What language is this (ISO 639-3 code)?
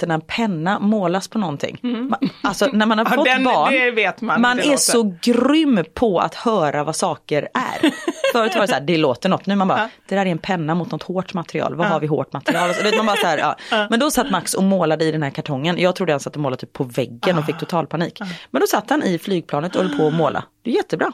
swe